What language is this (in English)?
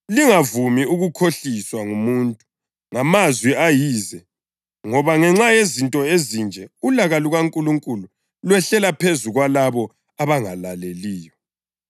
North Ndebele